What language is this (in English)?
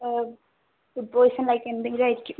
Malayalam